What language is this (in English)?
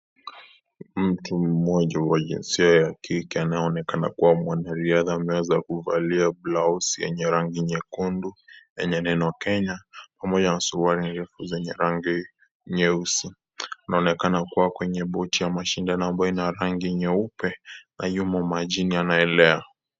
Swahili